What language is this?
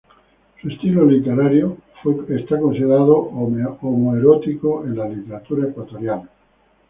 Spanish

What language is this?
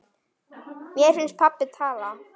Icelandic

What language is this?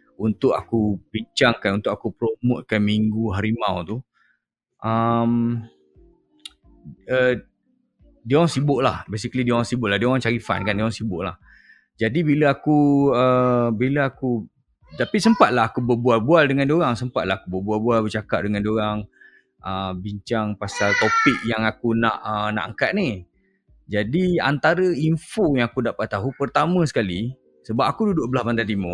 Malay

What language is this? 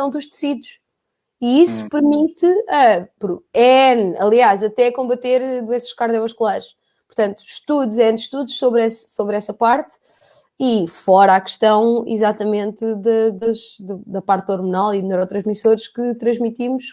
Portuguese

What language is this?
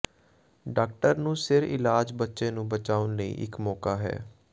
Punjabi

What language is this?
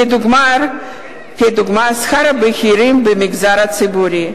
Hebrew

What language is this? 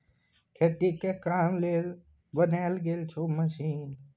Maithili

